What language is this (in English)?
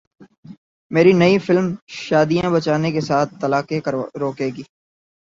Urdu